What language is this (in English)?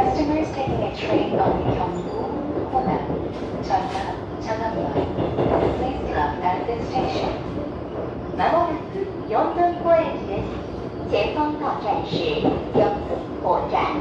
Korean